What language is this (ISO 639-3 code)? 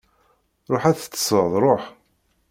kab